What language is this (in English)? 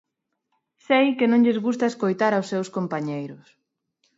Galician